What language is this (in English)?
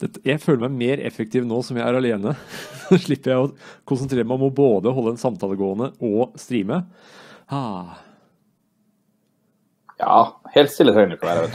Norwegian